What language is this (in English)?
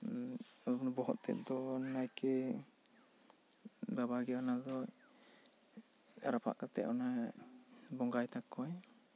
Santali